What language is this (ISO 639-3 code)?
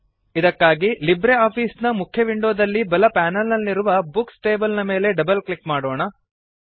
kan